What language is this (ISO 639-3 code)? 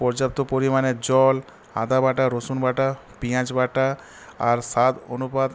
ben